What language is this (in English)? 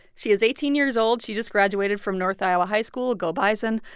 English